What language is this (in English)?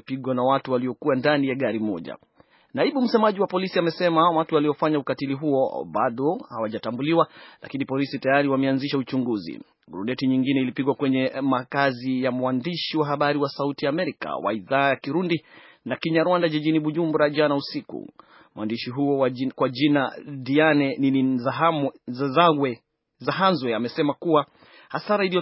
Swahili